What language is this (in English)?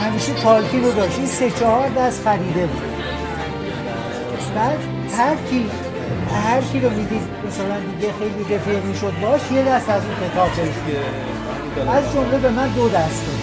Persian